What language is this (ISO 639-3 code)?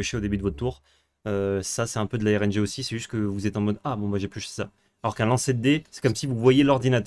fra